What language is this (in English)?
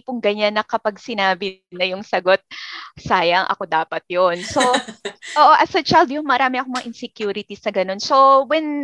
Filipino